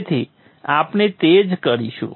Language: Gujarati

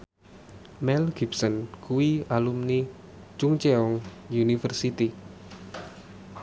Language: Javanese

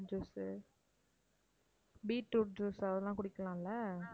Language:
Tamil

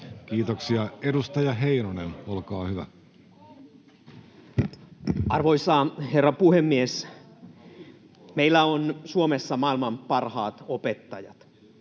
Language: Finnish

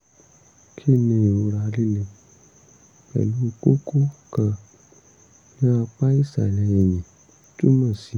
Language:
Yoruba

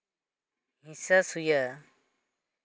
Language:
Santali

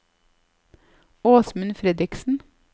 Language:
Norwegian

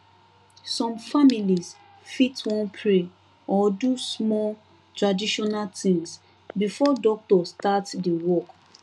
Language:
Nigerian Pidgin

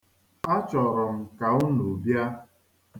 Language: Igbo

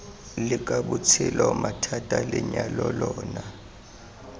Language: Tswana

